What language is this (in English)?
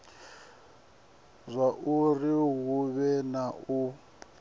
Venda